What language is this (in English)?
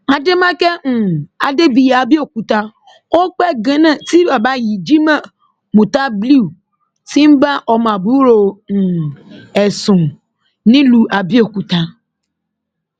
Yoruba